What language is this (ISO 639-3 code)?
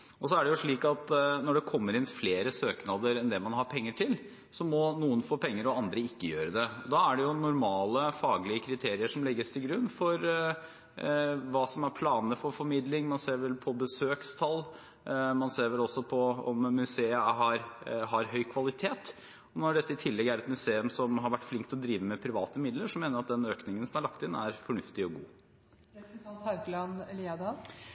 nob